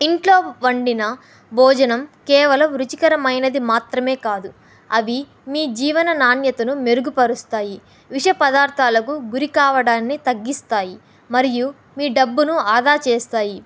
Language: Telugu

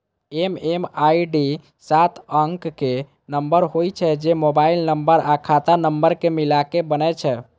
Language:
Maithili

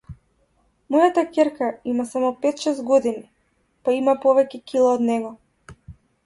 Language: Macedonian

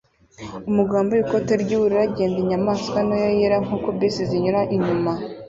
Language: Kinyarwanda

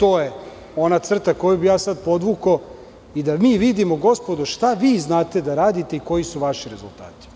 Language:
Serbian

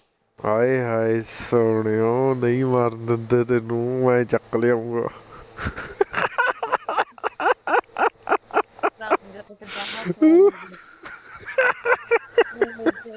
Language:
Punjabi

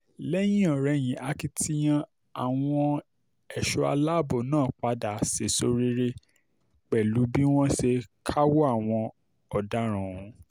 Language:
Yoruba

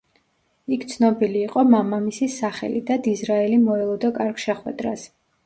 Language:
Georgian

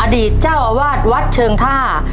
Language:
Thai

